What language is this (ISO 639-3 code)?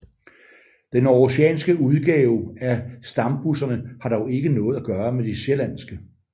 dan